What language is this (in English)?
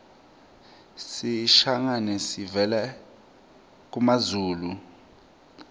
Swati